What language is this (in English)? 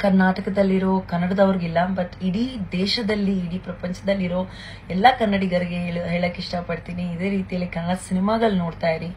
Kannada